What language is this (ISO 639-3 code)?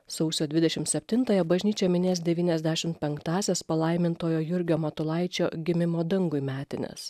lit